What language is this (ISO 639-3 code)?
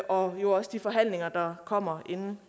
dan